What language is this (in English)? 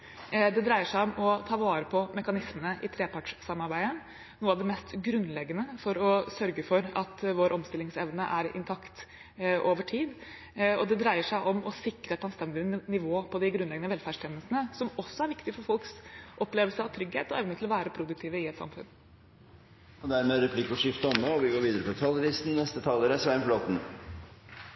Norwegian